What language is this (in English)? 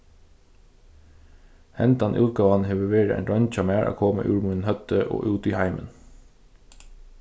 Faroese